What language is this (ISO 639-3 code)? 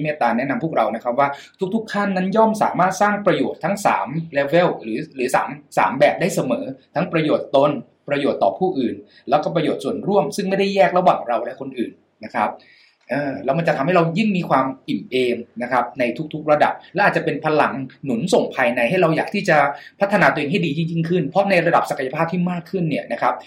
tha